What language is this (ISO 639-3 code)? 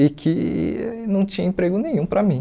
por